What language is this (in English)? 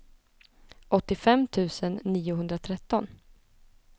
Swedish